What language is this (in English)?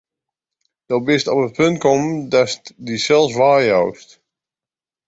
Western Frisian